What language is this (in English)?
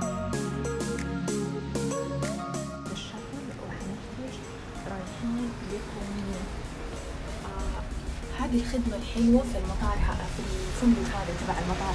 Arabic